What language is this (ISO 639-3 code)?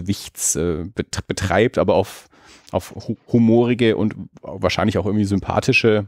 deu